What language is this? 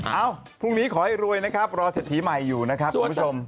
Thai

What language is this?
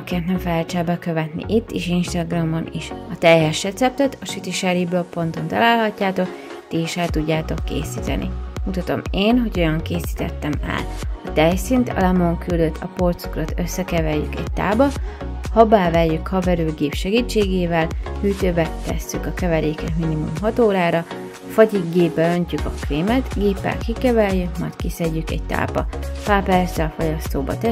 Hungarian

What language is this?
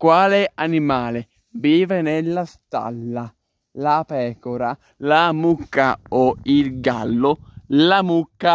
Italian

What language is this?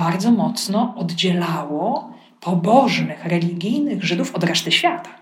Polish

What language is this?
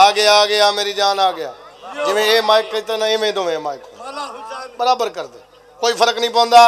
Arabic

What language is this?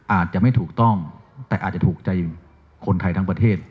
Thai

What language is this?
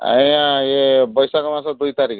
Odia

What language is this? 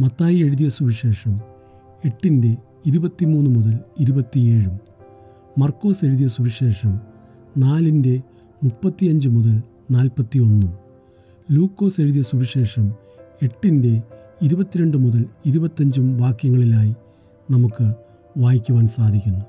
Malayalam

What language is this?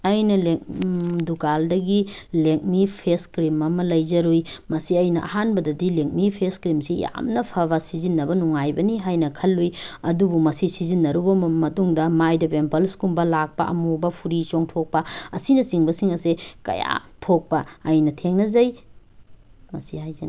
Manipuri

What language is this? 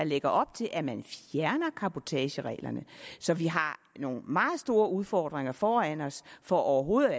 Danish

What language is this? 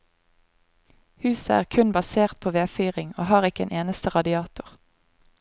Norwegian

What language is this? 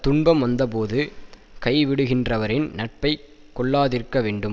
Tamil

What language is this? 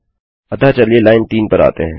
Hindi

